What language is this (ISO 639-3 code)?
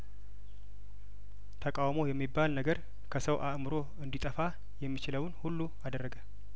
amh